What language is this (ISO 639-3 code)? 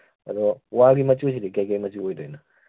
mni